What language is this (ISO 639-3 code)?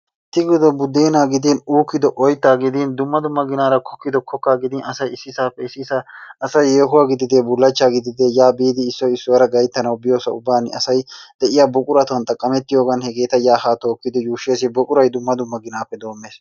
wal